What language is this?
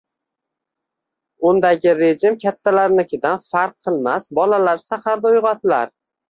Uzbek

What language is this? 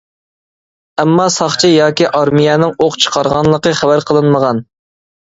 Uyghur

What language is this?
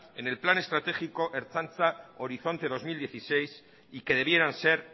Spanish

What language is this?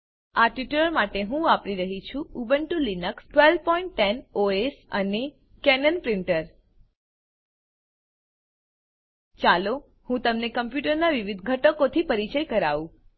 Gujarati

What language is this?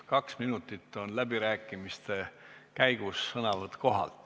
Estonian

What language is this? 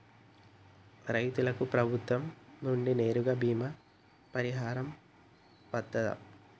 Telugu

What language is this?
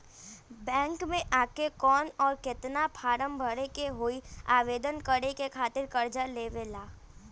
Bhojpuri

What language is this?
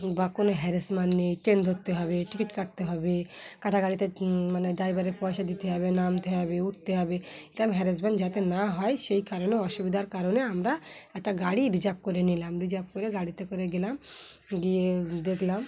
Bangla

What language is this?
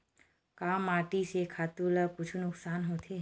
Chhattisgarhi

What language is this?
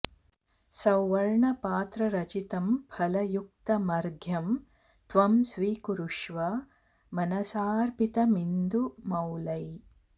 Sanskrit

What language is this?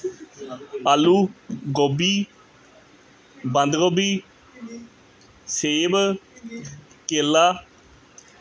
Punjabi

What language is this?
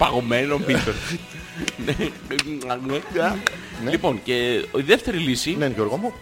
Greek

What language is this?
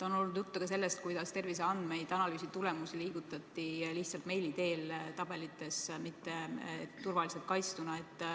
Estonian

